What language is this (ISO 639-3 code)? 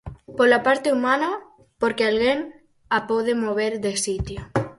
glg